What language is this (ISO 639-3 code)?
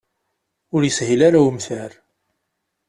kab